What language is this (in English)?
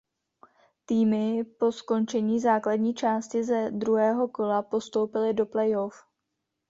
Czech